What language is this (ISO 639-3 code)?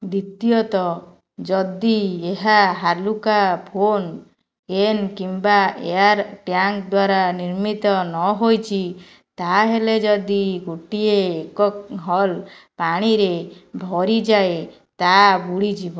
ori